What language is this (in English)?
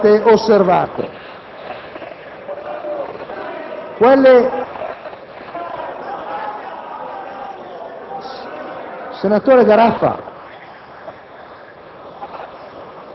Italian